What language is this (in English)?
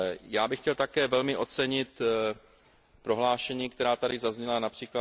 Czech